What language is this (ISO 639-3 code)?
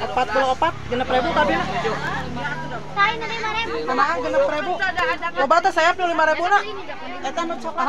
ind